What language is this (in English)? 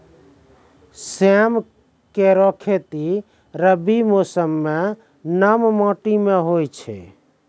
Maithili